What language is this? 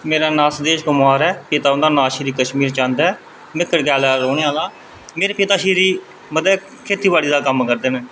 Dogri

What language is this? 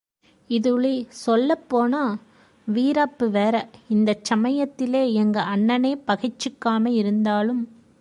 Tamil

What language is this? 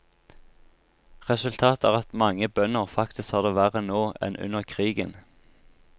Norwegian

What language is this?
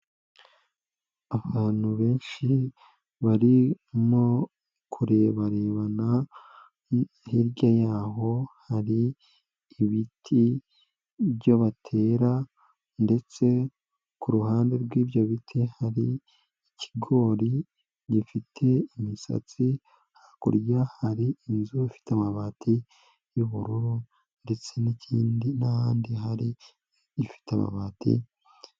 Kinyarwanda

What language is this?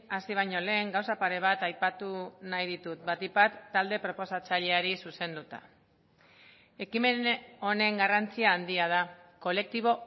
Basque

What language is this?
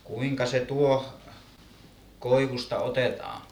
Finnish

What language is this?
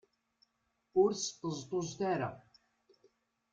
Kabyle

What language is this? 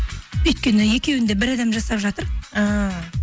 Kazakh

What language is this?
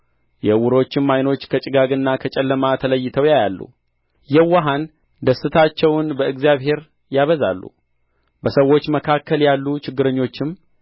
Amharic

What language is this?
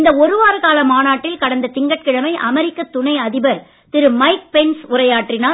Tamil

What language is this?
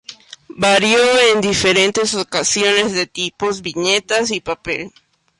Spanish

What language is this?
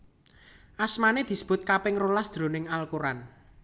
Javanese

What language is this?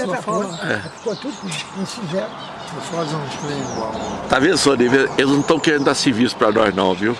Portuguese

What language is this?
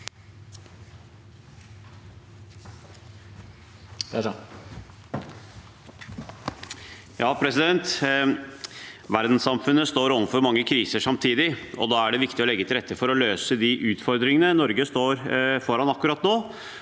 Norwegian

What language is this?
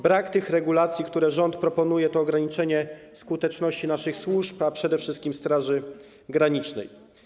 Polish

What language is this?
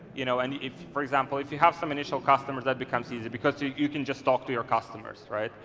English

